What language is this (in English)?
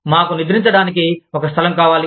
Telugu